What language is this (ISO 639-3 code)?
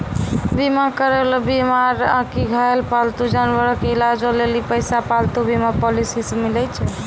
mai